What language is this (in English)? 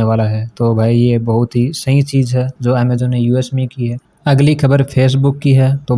Hindi